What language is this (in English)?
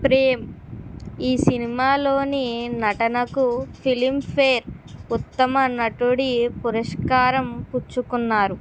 Telugu